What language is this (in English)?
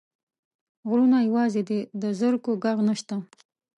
Pashto